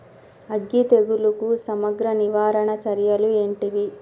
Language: Telugu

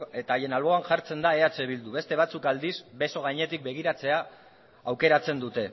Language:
Basque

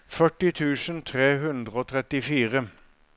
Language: Norwegian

